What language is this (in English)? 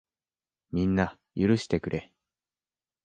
Japanese